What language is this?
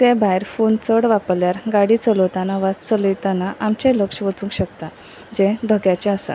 Konkani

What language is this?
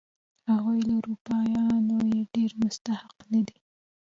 Pashto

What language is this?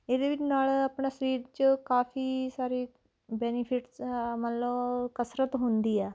Punjabi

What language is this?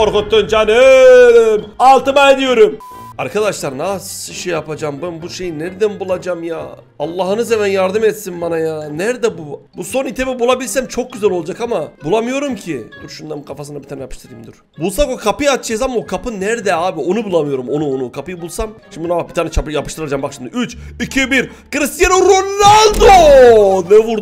Turkish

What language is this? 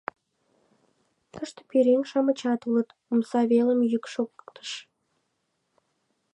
Mari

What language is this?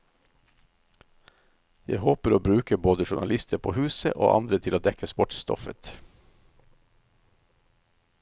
Norwegian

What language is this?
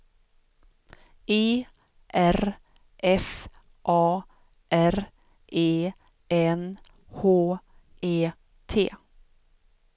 Swedish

